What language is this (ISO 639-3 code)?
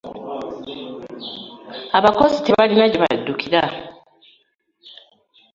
lug